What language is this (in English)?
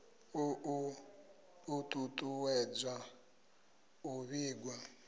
Venda